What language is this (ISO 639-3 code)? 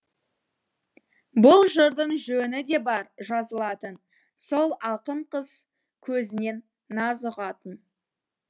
kaz